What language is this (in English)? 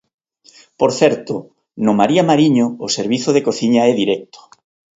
Galician